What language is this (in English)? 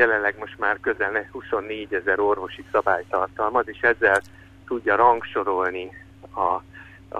Hungarian